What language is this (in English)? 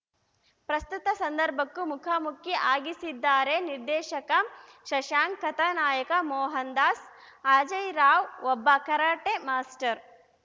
Kannada